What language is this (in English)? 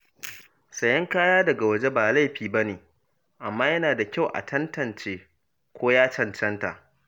Hausa